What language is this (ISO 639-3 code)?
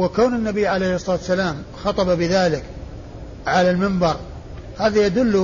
ara